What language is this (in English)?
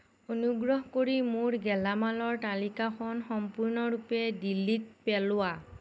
Assamese